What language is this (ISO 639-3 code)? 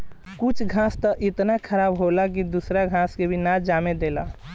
bho